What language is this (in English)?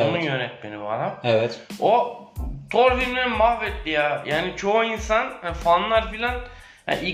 Turkish